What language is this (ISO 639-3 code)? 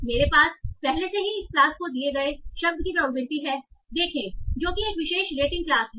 hin